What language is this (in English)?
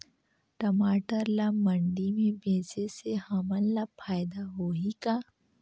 Chhattisgarhi